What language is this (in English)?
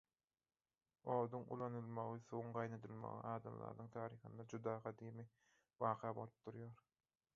Turkmen